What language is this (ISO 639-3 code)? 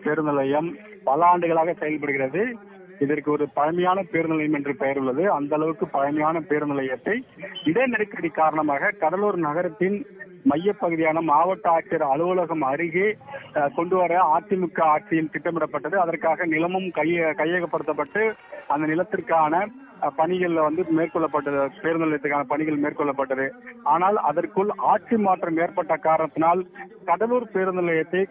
ara